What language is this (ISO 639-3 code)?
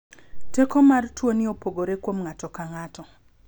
luo